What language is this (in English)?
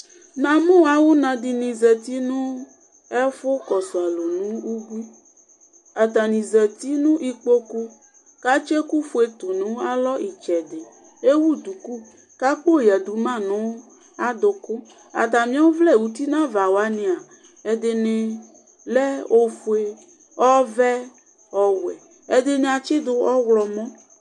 Ikposo